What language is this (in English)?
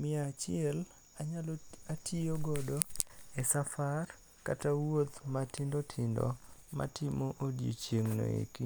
Luo (Kenya and Tanzania)